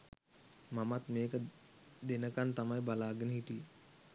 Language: Sinhala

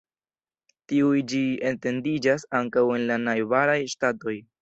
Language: Esperanto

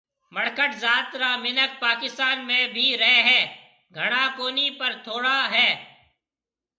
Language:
Marwari (Pakistan)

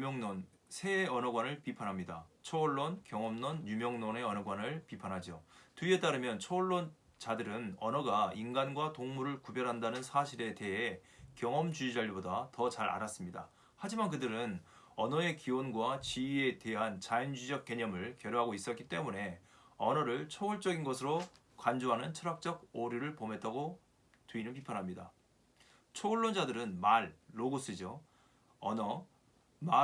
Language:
Korean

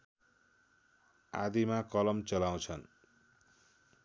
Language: Nepali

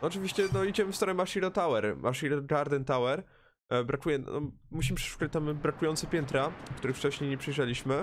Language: Polish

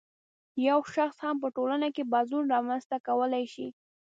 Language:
Pashto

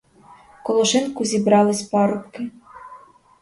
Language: Ukrainian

